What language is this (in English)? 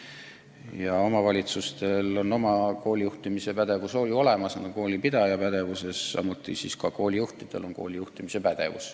Estonian